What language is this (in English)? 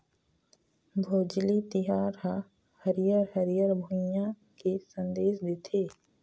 Chhattisgarhi